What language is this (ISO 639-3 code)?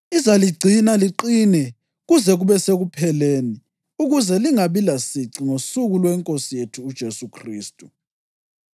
nde